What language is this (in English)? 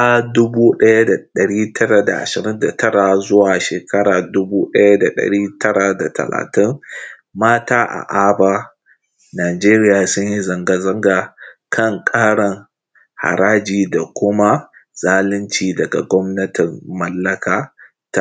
Hausa